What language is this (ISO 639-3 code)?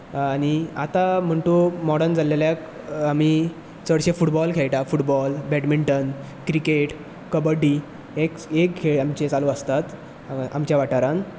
kok